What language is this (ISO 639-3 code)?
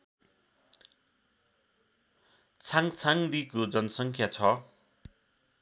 nep